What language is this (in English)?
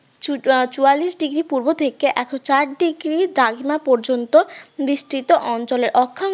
Bangla